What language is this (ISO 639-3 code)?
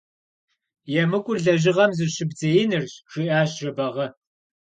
kbd